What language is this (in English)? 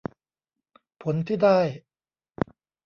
Thai